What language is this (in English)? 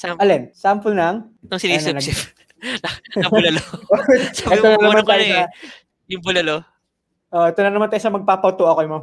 Filipino